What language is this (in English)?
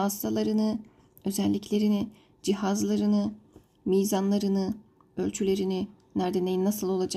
Turkish